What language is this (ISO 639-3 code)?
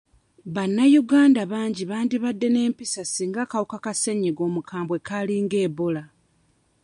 lug